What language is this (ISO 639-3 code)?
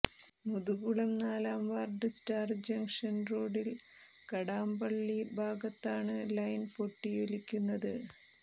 mal